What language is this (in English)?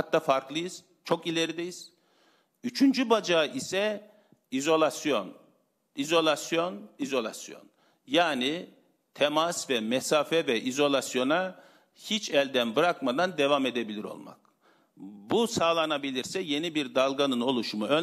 Turkish